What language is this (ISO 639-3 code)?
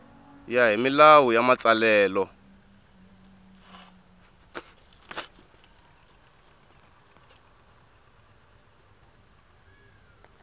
tso